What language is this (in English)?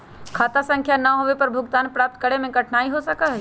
Magahi